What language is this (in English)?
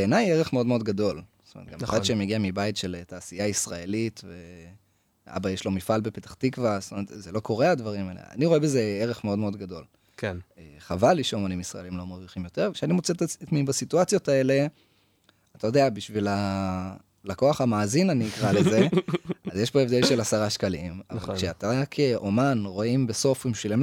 Hebrew